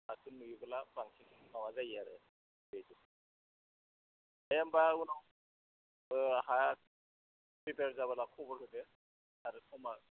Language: Bodo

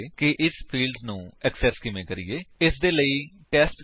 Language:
Punjabi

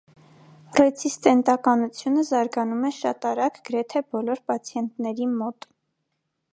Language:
Armenian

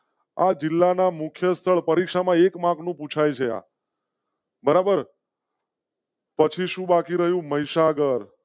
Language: Gujarati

